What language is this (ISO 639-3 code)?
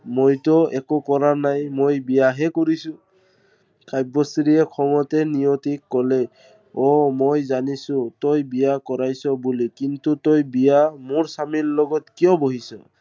asm